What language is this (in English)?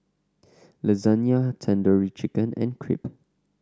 English